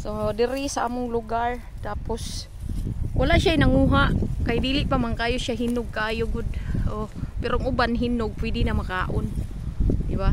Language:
Filipino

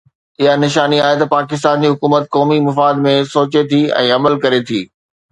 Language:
Sindhi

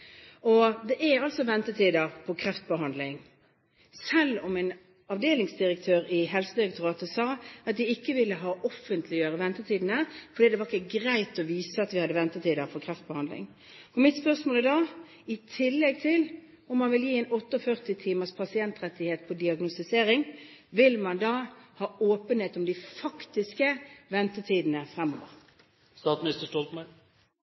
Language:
Norwegian Bokmål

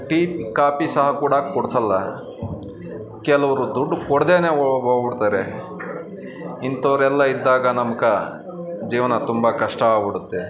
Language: Kannada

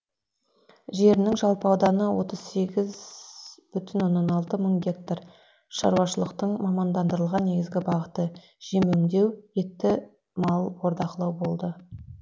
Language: Kazakh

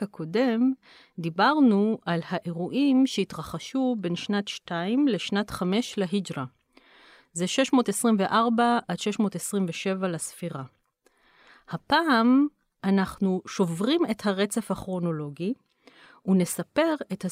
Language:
Hebrew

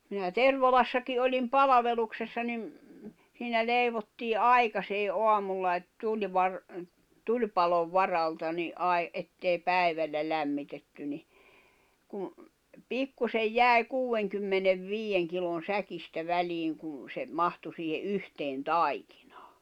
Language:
Finnish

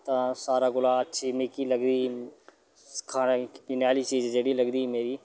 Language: Dogri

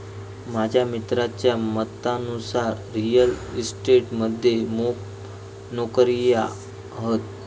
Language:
Marathi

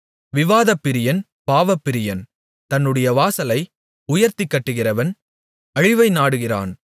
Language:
Tamil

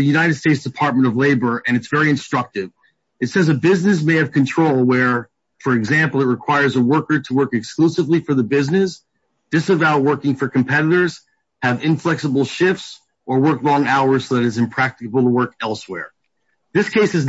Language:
English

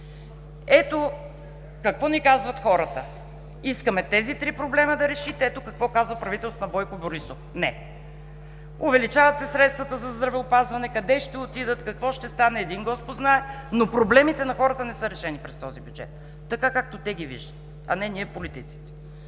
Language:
Bulgarian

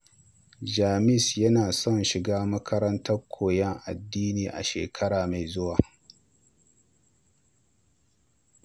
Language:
Hausa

